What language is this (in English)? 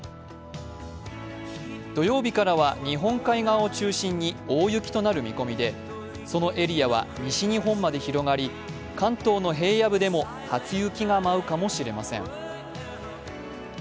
Japanese